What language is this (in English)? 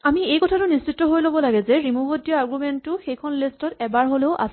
Assamese